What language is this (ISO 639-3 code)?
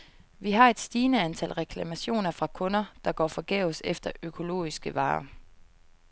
dan